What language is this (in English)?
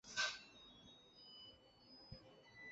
Chinese